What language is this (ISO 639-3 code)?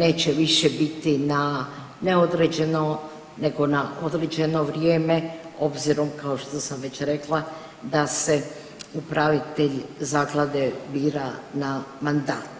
hrv